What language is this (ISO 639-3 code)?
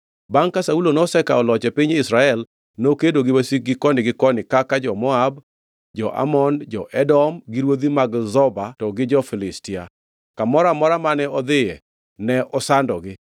luo